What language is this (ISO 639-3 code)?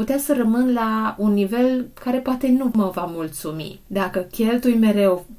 ron